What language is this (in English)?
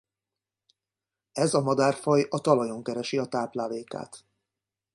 Hungarian